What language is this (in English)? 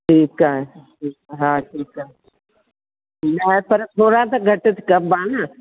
Sindhi